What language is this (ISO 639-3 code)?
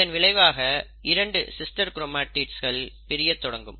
tam